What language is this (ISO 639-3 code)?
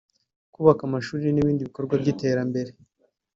kin